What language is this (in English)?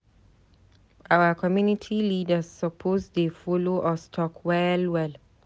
Nigerian Pidgin